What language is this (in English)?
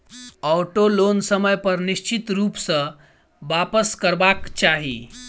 Maithili